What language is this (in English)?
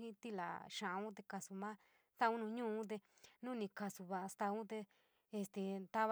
San Miguel El Grande Mixtec